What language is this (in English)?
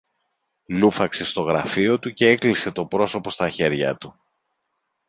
Greek